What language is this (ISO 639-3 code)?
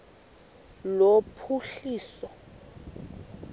xho